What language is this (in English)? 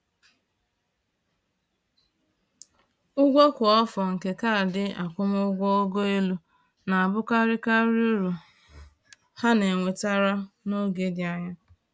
Igbo